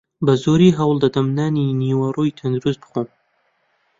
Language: Central Kurdish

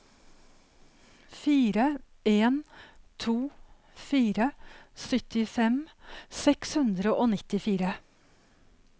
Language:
Norwegian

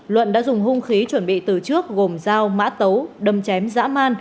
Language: Vietnamese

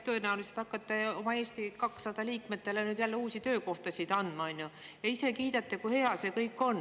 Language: Estonian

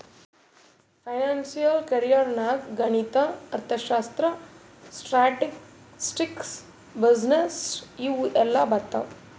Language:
Kannada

